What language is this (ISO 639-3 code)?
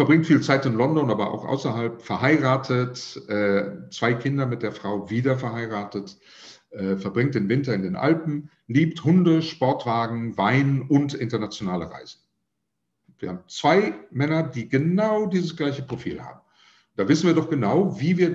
deu